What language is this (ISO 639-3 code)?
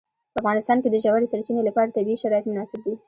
pus